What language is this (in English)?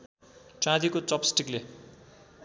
Nepali